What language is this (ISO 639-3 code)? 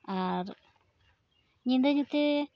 sat